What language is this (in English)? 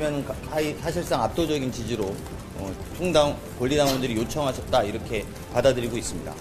Korean